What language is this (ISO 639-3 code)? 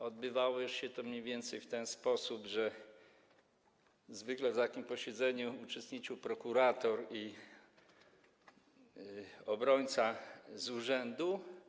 pol